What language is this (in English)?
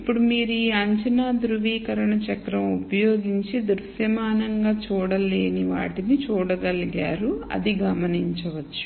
Telugu